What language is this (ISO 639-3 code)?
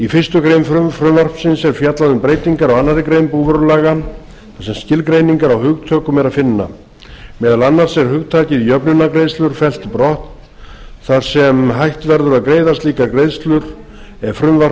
isl